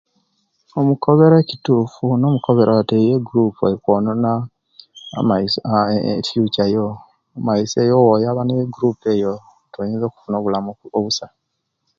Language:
Kenyi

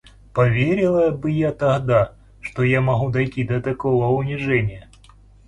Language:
Russian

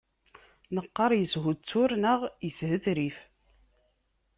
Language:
Kabyle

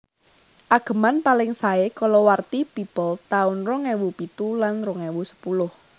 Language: Javanese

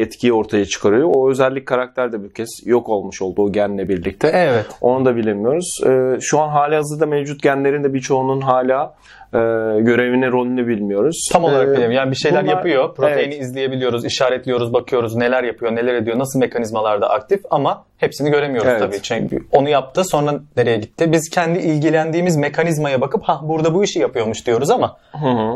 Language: Turkish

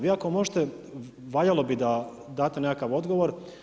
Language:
Croatian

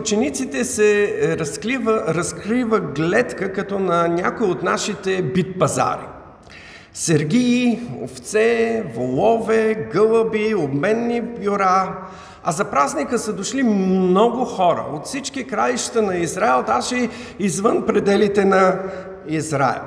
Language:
Bulgarian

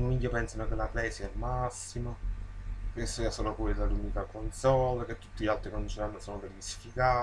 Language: Italian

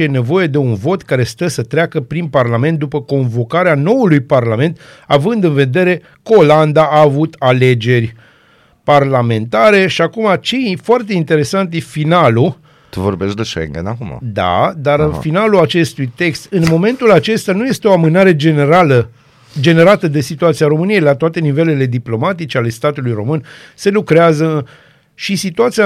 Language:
Romanian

